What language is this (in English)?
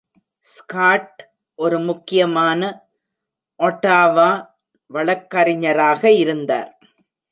Tamil